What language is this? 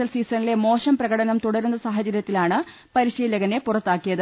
Malayalam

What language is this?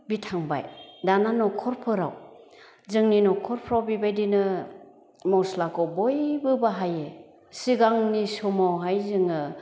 Bodo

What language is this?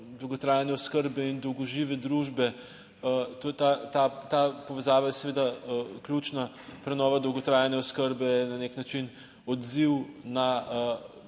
Slovenian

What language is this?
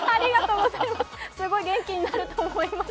Japanese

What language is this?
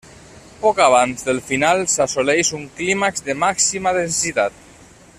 Catalan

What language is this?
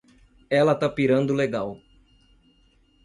Portuguese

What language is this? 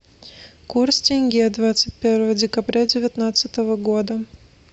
Russian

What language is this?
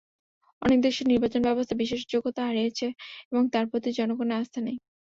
Bangla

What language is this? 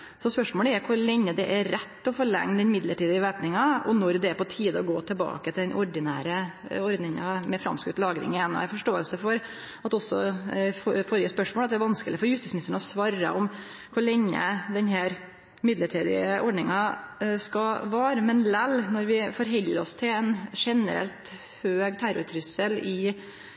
Norwegian Nynorsk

